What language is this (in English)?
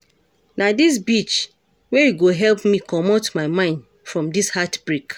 Nigerian Pidgin